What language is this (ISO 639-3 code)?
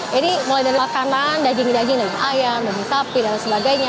ind